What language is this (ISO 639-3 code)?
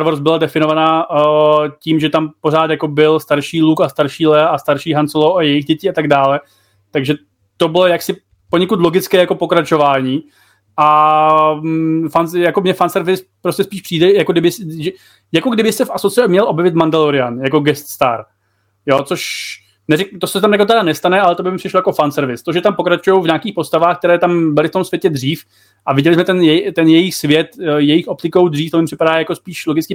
ces